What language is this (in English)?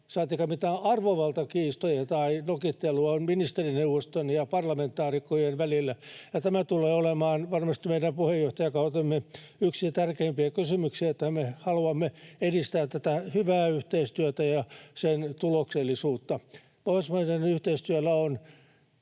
Finnish